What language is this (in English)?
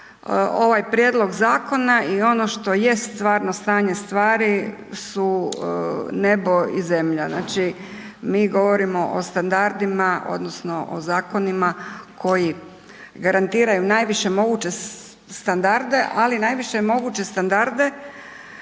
Croatian